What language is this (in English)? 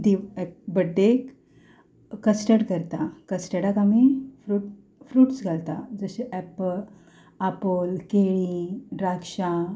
Konkani